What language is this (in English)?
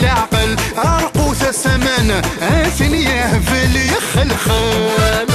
Arabic